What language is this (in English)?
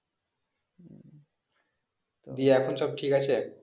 Bangla